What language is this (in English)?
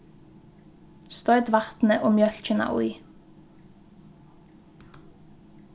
Faroese